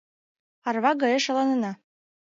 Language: Mari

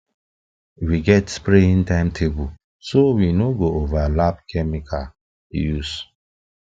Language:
Nigerian Pidgin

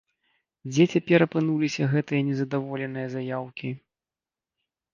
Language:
Belarusian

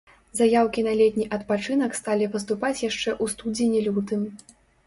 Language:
Belarusian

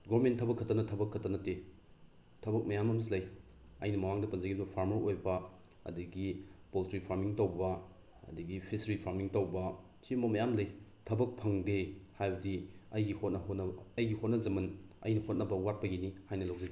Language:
Manipuri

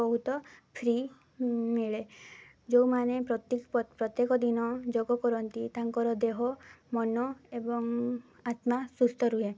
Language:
Odia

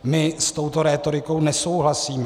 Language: Czech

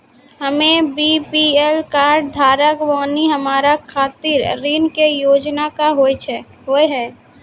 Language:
Maithili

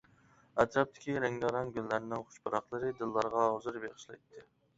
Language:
Uyghur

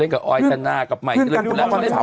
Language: Thai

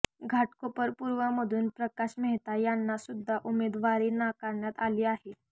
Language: Marathi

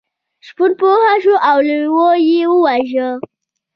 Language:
Pashto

